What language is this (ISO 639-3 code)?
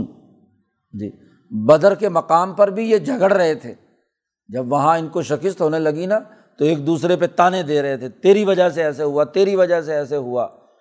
urd